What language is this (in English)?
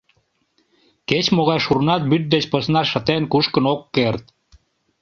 Mari